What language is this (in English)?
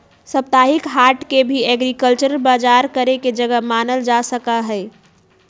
Magahi